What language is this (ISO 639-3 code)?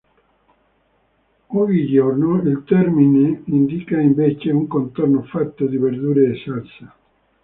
ita